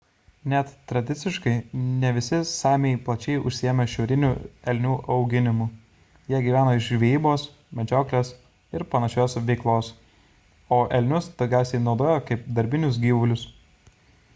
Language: Lithuanian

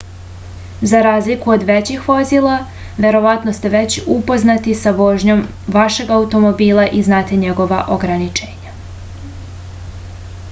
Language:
Serbian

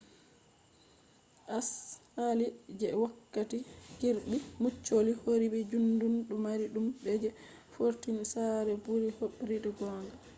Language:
Fula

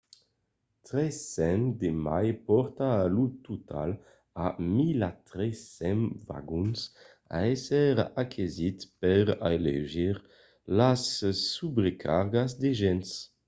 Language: Occitan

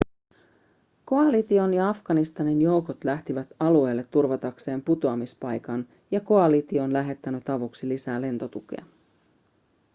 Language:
Finnish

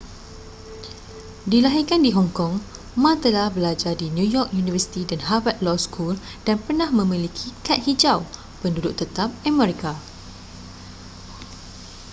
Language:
Malay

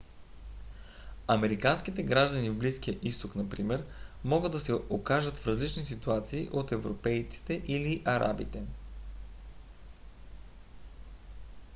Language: Bulgarian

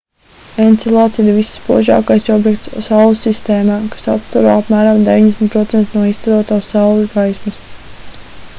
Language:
Latvian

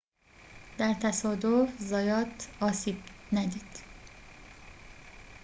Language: Persian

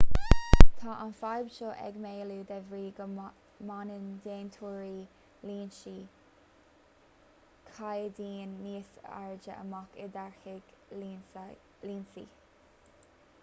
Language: Irish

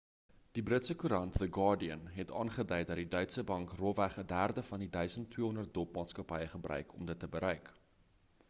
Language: Afrikaans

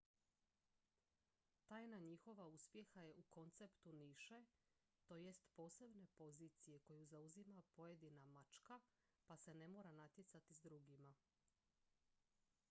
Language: Croatian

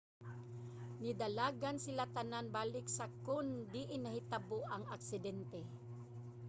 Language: Cebuano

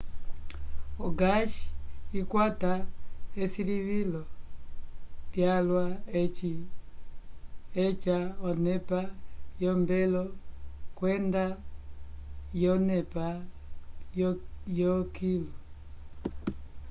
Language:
Umbundu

